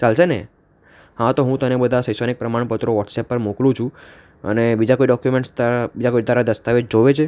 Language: Gujarati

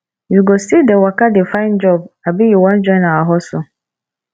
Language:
Nigerian Pidgin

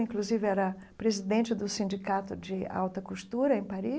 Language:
Portuguese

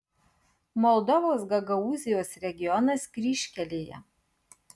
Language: Lithuanian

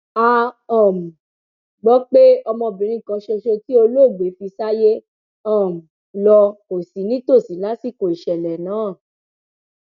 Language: Yoruba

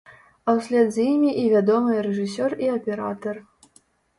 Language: Belarusian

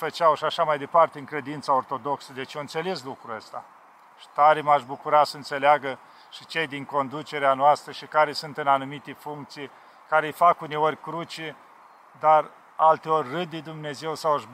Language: Romanian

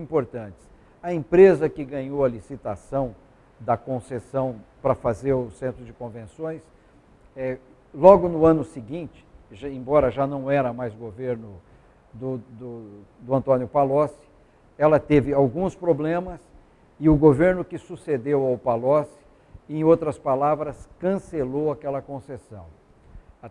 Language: Portuguese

